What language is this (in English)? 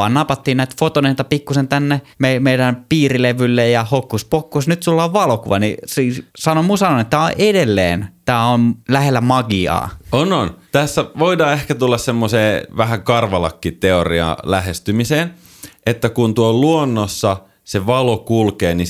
Finnish